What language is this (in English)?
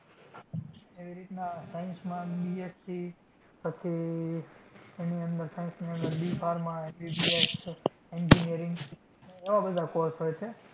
Gujarati